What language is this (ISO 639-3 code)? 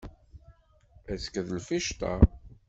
kab